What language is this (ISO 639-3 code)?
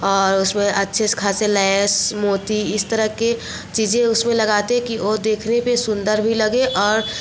hin